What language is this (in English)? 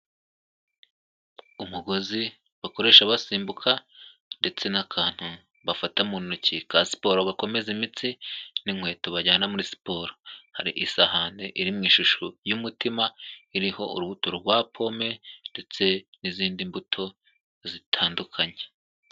Kinyarwanda